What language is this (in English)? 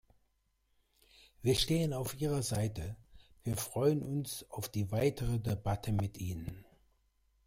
German